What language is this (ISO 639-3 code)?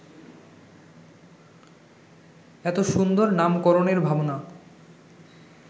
ben